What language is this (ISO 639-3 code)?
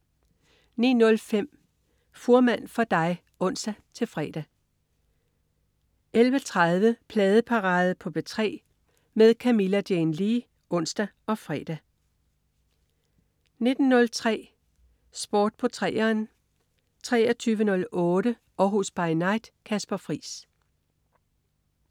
dan